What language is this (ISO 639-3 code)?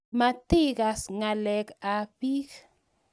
kln